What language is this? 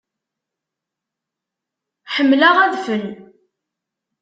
Kabyle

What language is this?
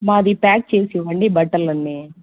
Telugu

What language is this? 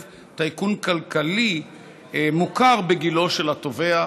Hebrew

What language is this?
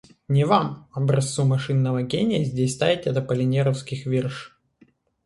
Russian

